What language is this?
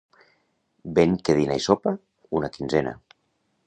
Catalan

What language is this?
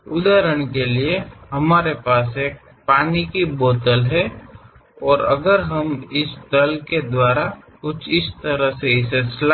Kannada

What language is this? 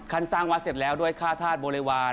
Thai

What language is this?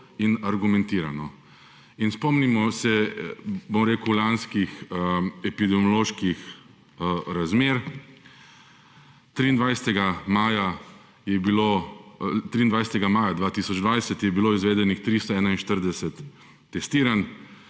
Slovenian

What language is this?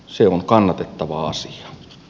Finnish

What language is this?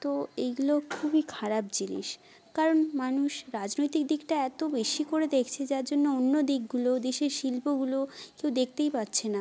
Bangla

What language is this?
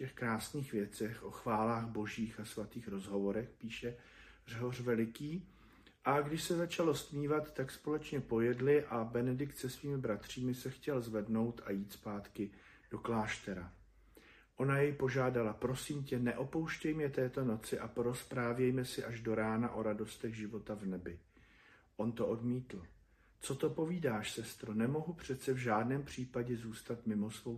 Czech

